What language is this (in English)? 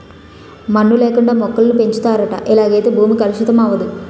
Telugu